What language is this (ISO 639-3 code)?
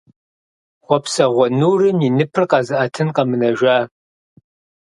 kbd